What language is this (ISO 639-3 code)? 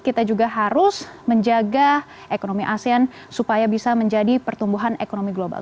ind